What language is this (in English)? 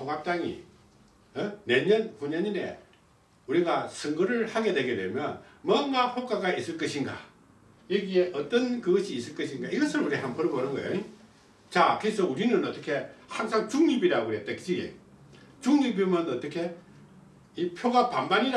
Korean